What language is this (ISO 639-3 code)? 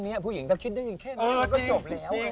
tha